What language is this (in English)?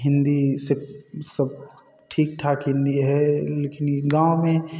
Hindi